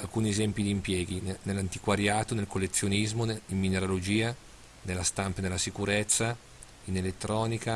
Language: Italian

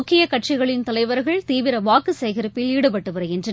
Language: Tamil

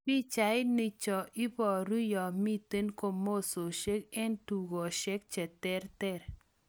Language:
Kalenjin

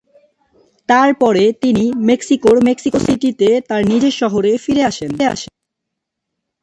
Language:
Bangla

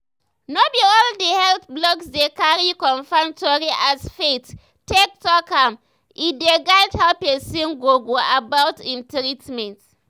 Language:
Nigerian Pidgin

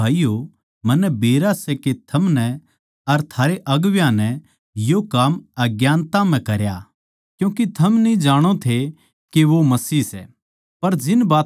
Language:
Haryanvi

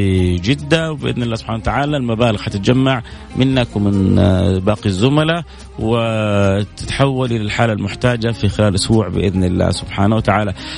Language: Arabic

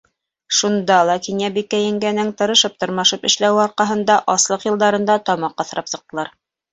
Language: Bashkir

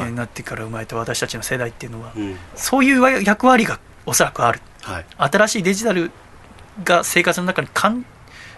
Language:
Japanese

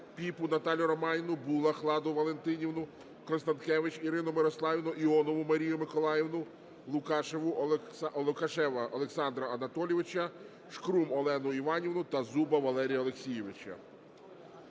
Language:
Ukrainian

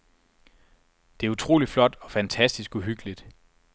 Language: Danish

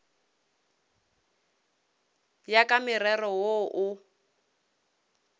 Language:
Northern Sotho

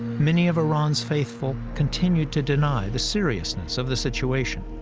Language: English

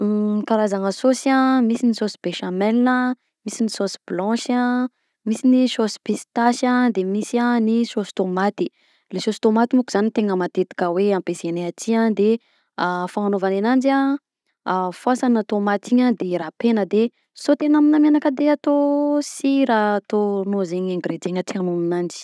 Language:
Southern Betsimisaraka Malagasy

